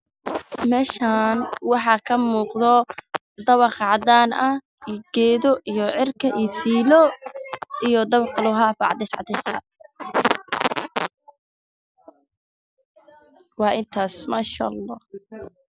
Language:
Somali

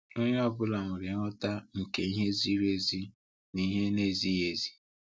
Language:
Igbo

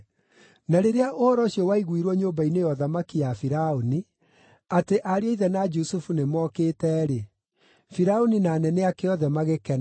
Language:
Kikuyu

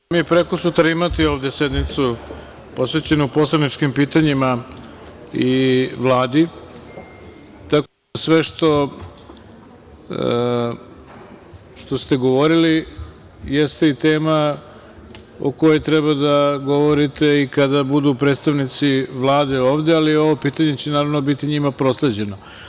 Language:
Serbian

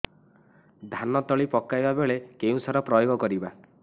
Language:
Odia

